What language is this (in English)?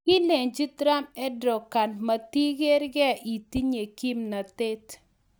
Kalenjin